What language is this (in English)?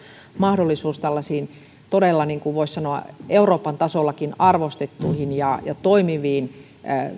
Finnish